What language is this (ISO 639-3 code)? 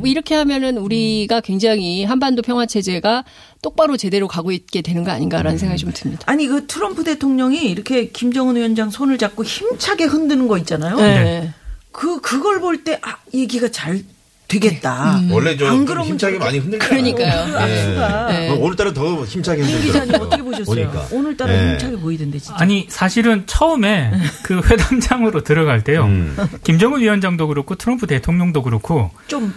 kor